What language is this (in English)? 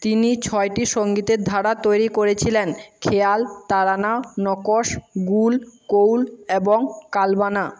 Bangla